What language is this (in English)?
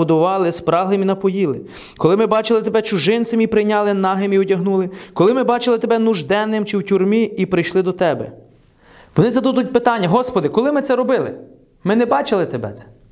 Ukrainian